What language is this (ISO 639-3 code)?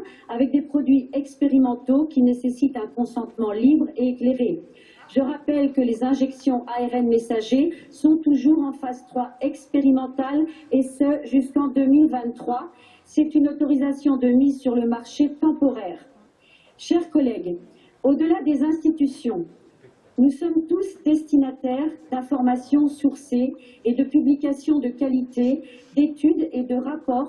fra